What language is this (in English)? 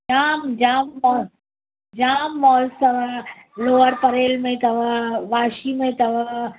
Sindhi